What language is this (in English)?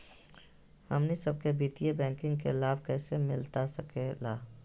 Magahi